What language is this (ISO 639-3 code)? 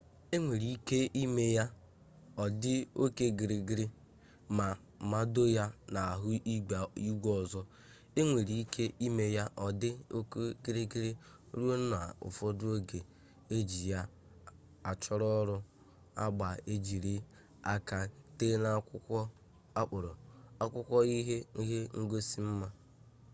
ibo